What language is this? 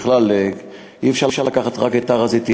Hebrew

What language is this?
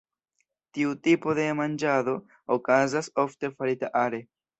Esperanto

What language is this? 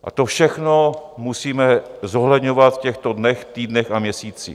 Czech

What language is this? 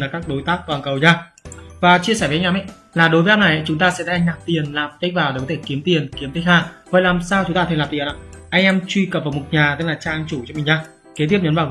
Vietnamese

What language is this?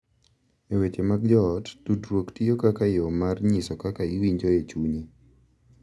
Luo (Kenya and Tanzania)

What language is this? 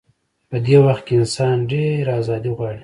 Pashto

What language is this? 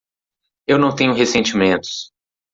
Portuguese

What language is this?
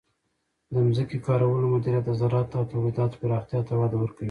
Pashto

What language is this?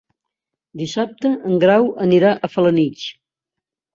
Catalan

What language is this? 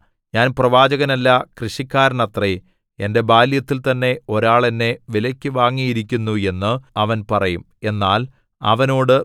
Malayalam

